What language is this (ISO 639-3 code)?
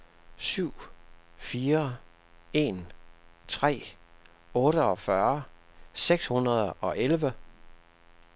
dan